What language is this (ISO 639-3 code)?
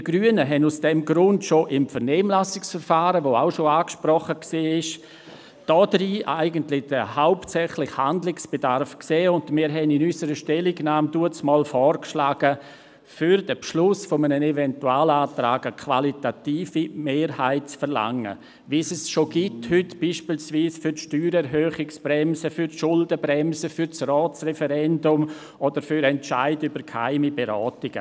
gsw